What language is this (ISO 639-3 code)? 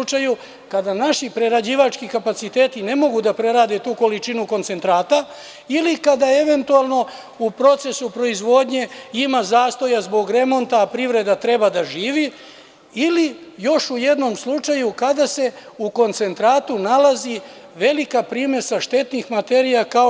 srp